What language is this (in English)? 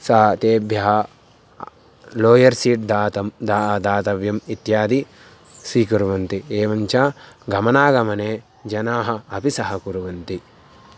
Sanskrit